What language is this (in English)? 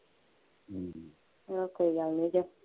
Punjabi